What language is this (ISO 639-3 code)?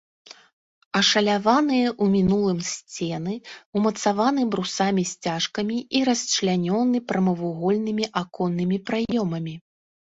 bel